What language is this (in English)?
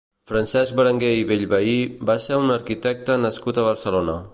Catalan